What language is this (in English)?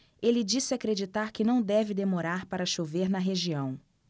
Portuguese